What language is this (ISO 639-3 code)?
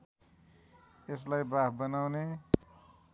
nep